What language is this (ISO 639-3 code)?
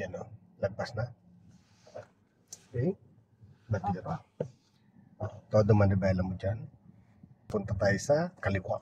fil